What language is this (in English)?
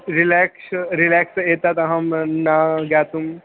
Sanskrit